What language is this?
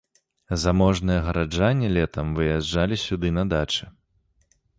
Belarusian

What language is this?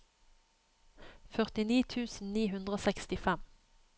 Norwegian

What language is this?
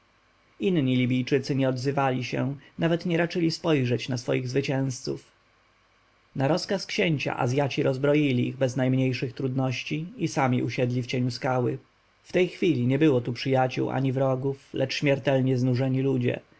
Polish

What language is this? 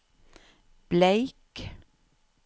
Norwegian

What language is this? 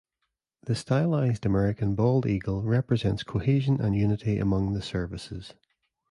English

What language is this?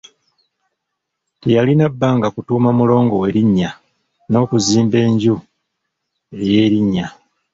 Ganda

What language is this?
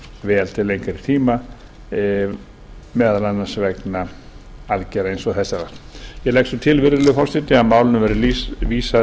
Icelandic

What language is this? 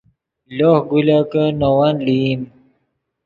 Yidgha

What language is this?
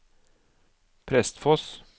Norwegian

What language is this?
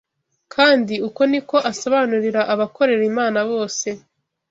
Kinyarwanda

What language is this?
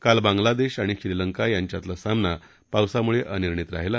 Marathi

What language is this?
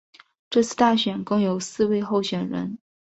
Chinese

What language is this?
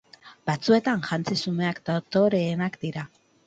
Basque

